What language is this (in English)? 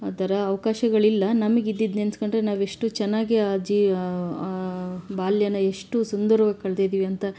Kannada